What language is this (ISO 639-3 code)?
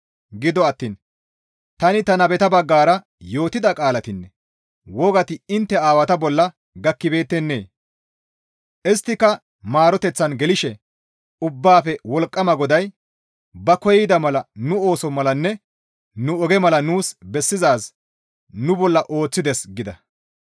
gmv